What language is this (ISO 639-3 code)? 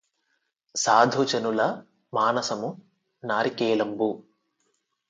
tel